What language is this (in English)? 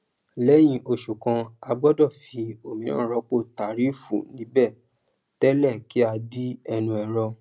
Yoruba